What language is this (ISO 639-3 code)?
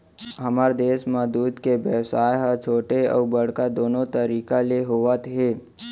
hne